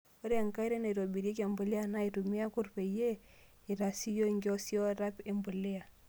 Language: Masai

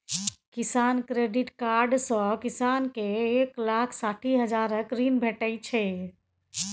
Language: Maithili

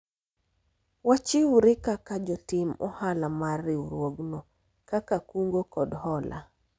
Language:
Luo (Kenya and Tanzania)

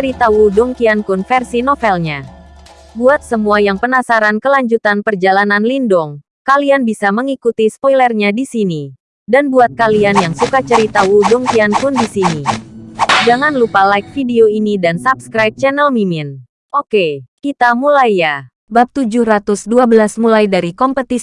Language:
Indonesian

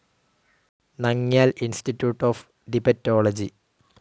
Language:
Malayalam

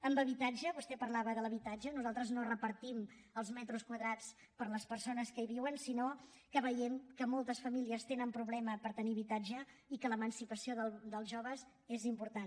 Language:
Catalan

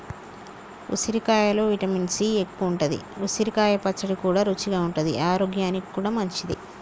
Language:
Telugu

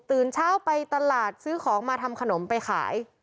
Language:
Thai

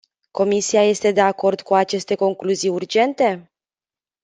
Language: Romanian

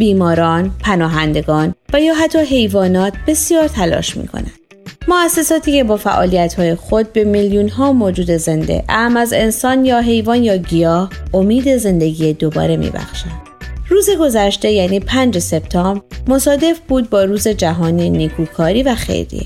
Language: Persian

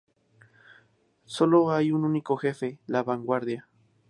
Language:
Spanish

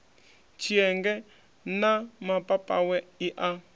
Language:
Venda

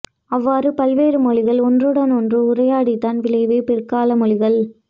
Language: Tamil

